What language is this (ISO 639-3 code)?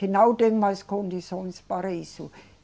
por